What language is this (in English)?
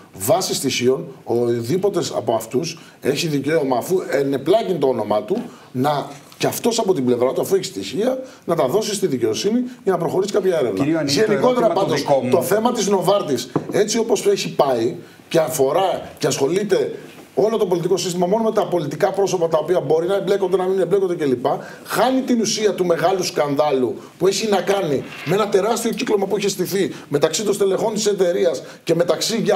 Greek